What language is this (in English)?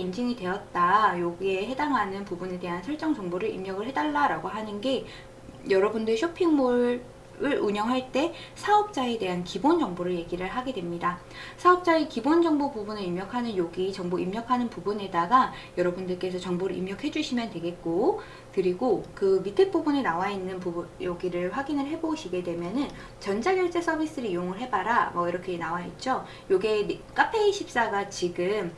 Korean